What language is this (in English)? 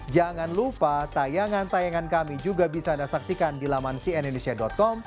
Indonesian